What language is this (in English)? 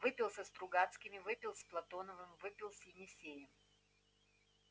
Russian